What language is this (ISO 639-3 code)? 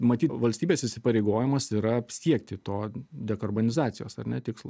lit